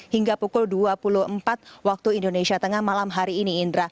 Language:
Indonesian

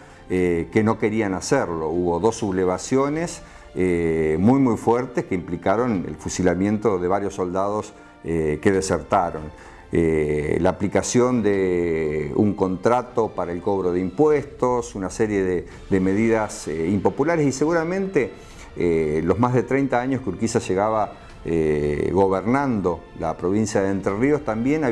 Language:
Spanish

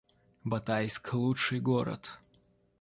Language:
Russian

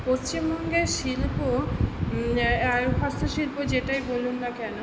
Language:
Bangla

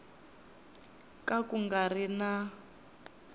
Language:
Tsonga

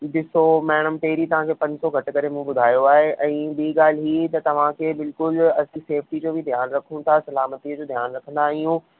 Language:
Sindhi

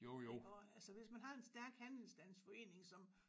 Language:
Danish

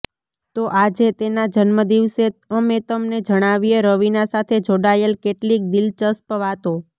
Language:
Gujarati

